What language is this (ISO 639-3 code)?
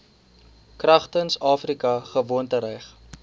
afr